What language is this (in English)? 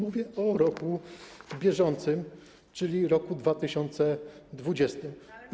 Polish